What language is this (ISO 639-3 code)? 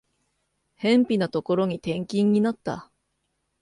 jpn